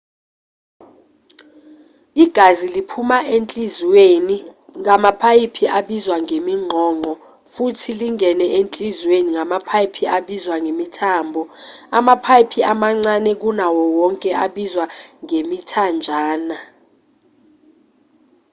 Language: Zulu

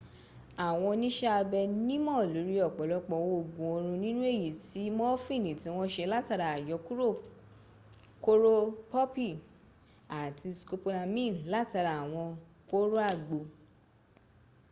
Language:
Yoruba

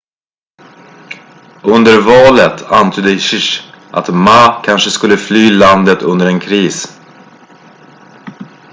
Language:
Swedish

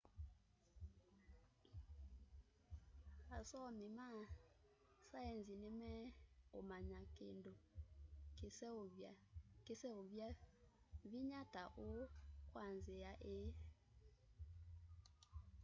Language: Kamba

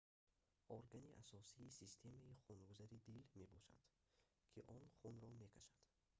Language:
Tajik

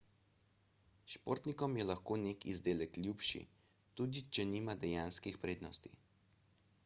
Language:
Slovenian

